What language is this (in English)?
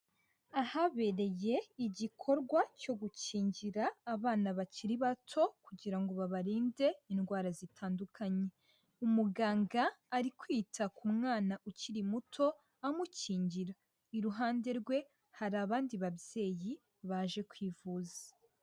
Kinyarwanda